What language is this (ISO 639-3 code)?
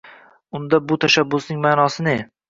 uzb